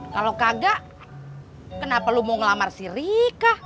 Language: Indonesian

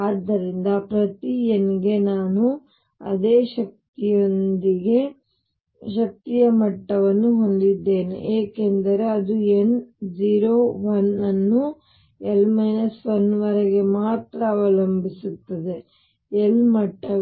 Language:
Kannada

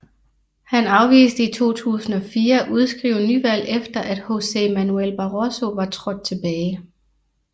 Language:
Danish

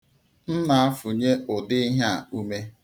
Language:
Igbo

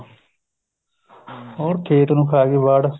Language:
Punjabi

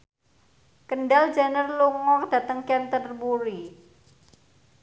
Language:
Javanese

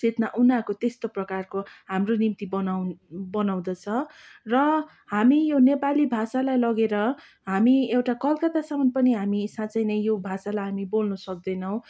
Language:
Nepali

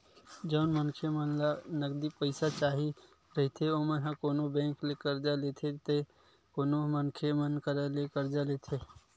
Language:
Chhattisgarhi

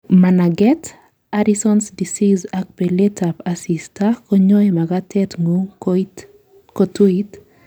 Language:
Kalenjin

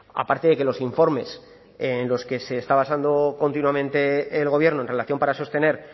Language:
Spanish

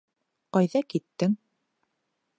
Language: Bashkir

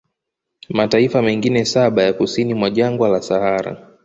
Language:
Swahili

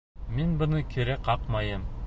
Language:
Bashkir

